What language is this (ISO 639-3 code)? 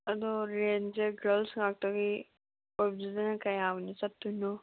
mni